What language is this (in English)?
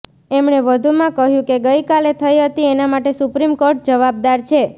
Gujarati